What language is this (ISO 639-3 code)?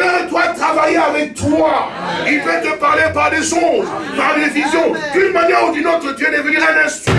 fra